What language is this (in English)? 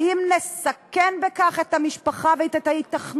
Hebrew